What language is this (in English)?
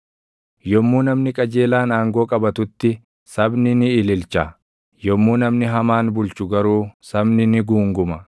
Oromo